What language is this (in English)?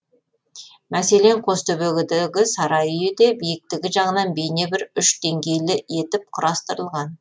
Kazakh